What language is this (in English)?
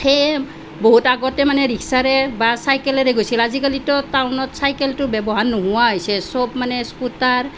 Assamese